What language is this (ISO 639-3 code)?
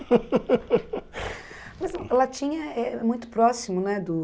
por